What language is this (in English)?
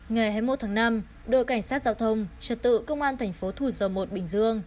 Vietnamese